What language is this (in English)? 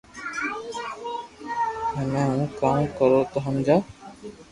Loarki